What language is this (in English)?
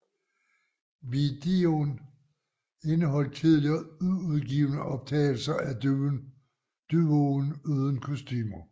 Danish